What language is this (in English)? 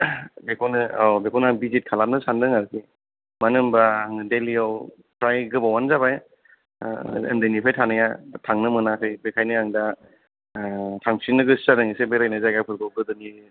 Bodo